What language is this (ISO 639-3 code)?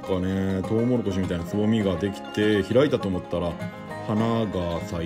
jpn